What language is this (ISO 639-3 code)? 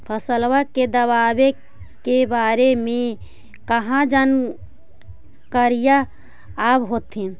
mag